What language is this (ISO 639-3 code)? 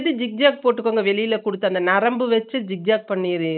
tam